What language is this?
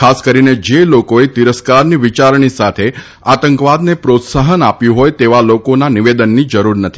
Gujarati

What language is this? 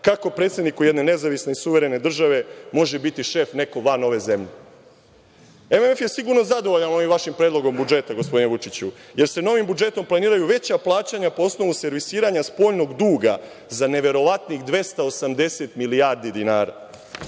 Serbian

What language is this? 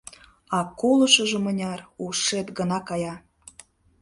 Mari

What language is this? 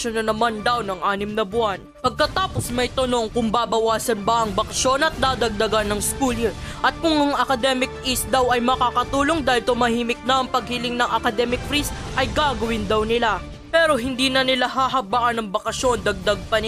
Filipino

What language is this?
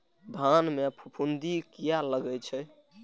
Maithili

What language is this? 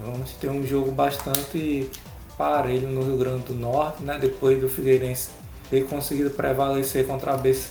Portuguese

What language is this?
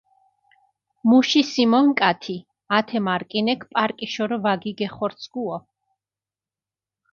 Mingrelian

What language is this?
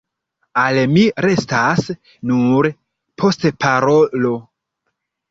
Esperanto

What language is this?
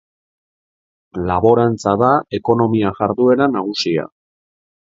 Basque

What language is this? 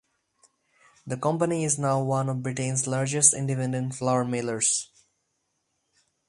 English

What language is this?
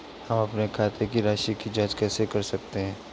Hindi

